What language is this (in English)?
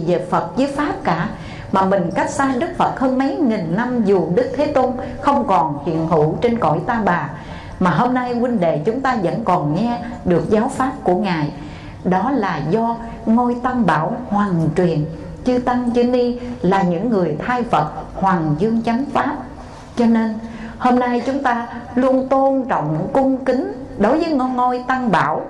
Vietnamese